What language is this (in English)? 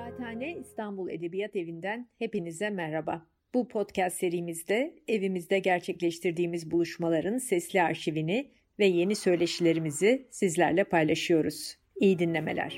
Turkish